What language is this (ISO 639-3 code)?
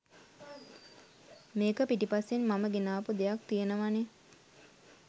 sin